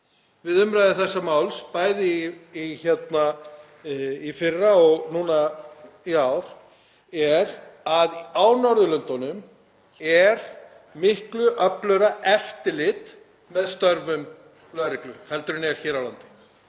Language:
Icelandic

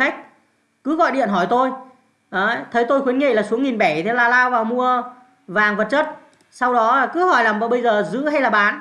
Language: Vietnamese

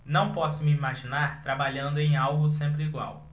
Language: Portuguese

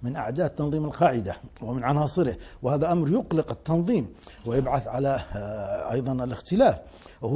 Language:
Arabic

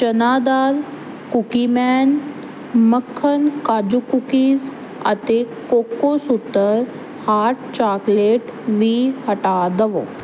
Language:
Punjabi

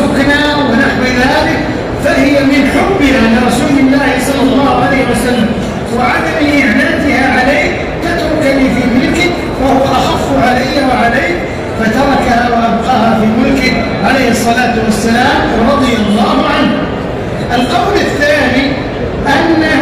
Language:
Arabic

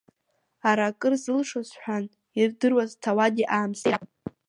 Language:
Abkhazian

